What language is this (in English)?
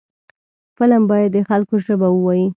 Pashto